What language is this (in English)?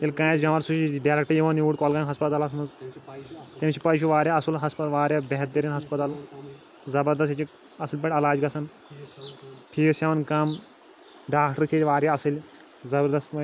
Kashmiri